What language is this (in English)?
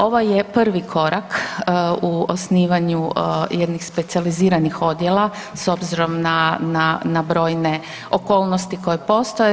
Croatian